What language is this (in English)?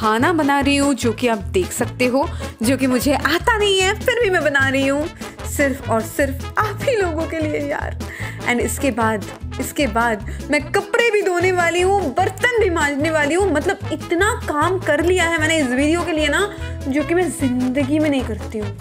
Hindi